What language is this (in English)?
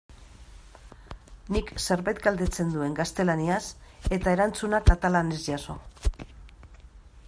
Basque